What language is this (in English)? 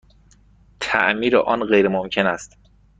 Persian